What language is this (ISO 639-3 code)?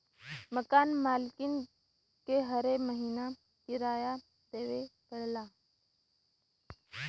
bho